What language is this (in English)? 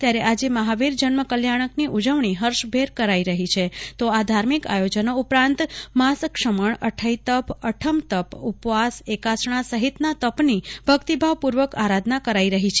Gujarati